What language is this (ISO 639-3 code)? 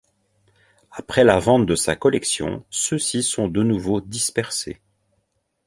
fra